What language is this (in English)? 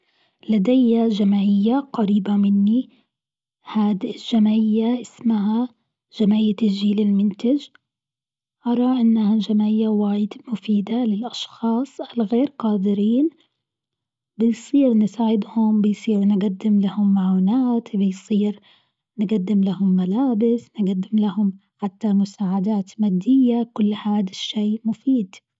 Gulf Arabic